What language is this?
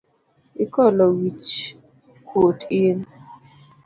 Luo (Kenya and Tanzania)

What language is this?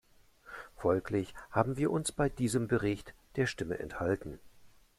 German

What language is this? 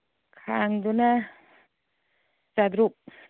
Manipuri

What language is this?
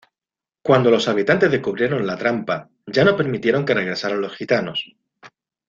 Spanish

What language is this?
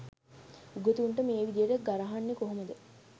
Sinhala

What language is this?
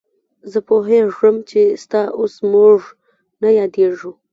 Pashto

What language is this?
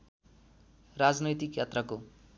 Nepali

